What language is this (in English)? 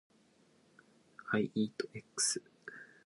Japanese